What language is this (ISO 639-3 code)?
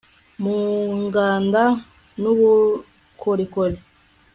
kin